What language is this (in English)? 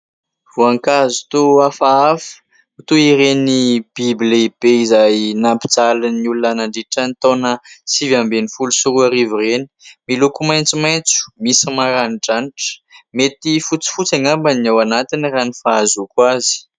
Malagasy